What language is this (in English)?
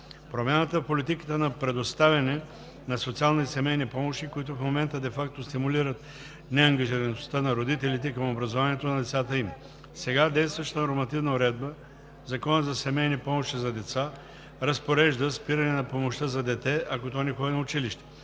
Bulgarian